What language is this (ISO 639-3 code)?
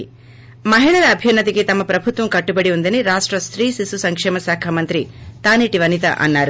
tel